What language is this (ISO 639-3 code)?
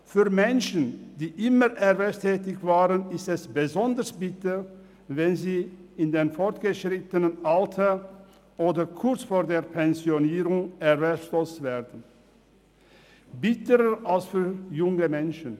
gsw